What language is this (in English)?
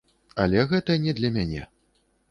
Belarusian